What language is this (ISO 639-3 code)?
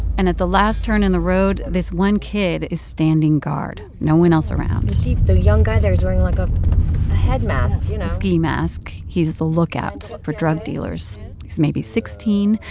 eng